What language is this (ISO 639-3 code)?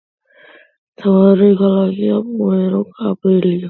kat